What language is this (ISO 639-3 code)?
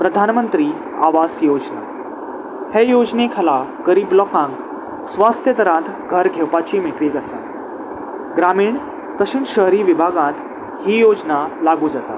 kok